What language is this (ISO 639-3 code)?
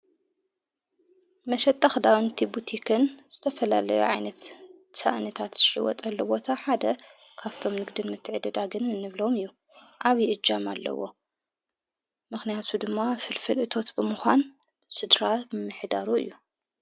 tir